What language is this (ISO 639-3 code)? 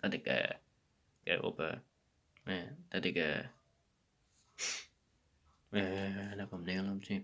nld